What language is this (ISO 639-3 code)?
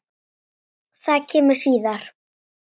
isl